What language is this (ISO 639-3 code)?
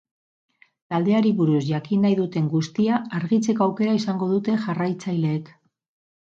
eus